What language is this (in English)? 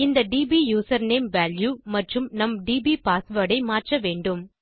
Tamil